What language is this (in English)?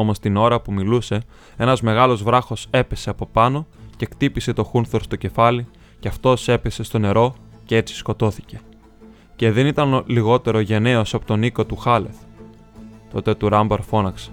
Greek